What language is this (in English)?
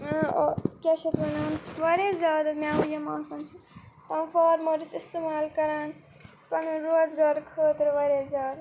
Kashmiri